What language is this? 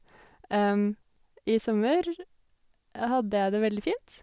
Norwegian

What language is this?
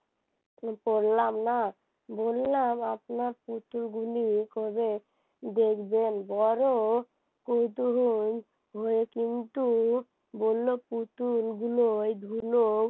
Bangla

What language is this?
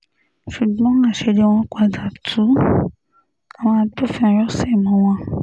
Yoruba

